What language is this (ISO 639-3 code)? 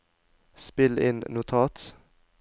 nor